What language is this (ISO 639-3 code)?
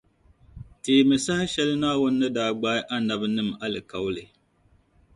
dag